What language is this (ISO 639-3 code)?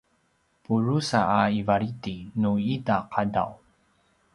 pwn